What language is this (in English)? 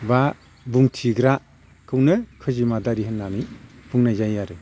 Bodo